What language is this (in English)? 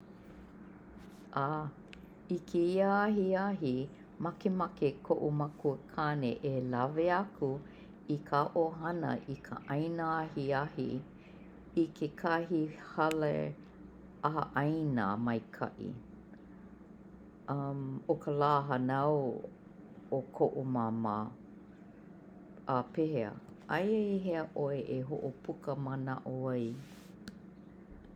Hawaiian